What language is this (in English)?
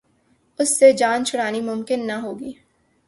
Urdu